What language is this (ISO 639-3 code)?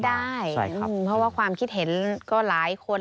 tha